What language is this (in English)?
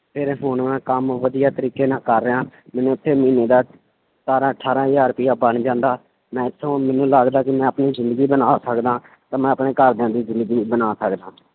Punjabi